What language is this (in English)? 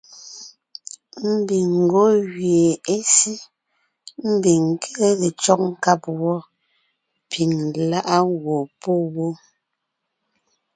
Ngiemboon